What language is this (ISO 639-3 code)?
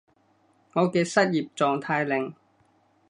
yue